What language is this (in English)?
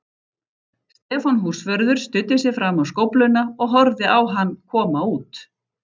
Icelandic